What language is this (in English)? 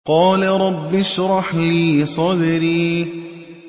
Arabic